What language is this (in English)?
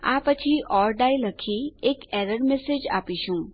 Gujarati